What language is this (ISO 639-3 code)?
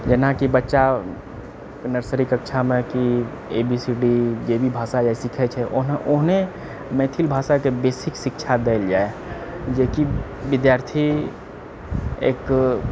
mai